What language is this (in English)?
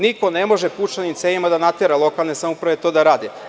Serbian